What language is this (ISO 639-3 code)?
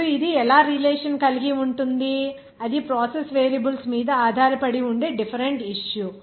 tel